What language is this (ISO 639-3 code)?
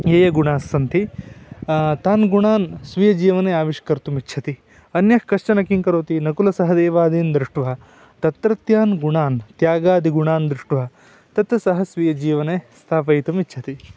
san